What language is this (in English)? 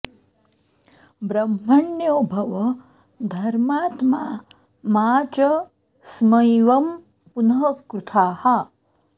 Sanskrit